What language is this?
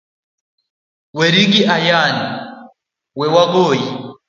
Luo (Kenya and Tanzania)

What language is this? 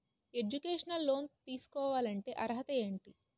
Telugu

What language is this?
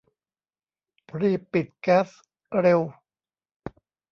Thai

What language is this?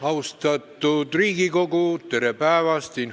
Estonian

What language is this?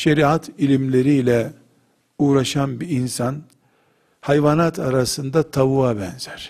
Turkish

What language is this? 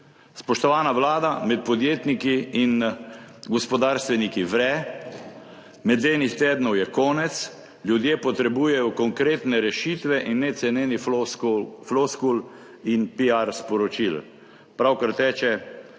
Slovenian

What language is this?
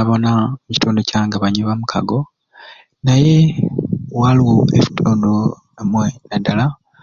Ruuli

